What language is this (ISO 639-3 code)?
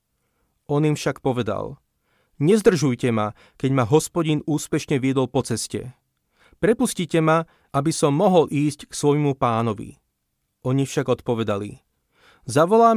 slk